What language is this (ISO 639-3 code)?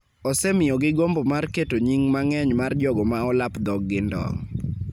luo